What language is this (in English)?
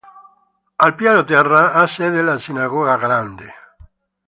Italian